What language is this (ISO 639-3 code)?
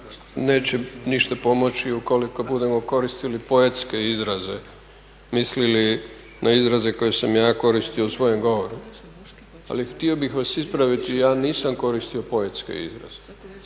hrv